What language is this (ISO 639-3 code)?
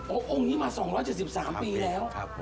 tha